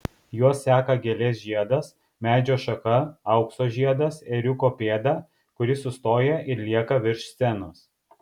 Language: Lithuanian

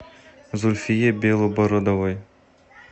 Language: Russian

